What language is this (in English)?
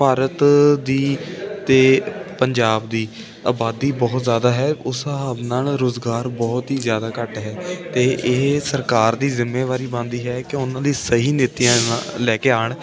Punjabi